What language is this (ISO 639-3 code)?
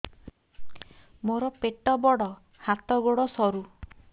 ori